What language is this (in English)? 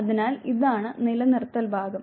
Malayalam